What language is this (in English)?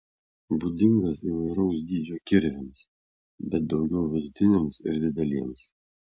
Lithuanian